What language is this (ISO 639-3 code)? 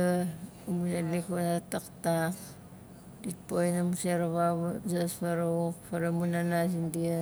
nal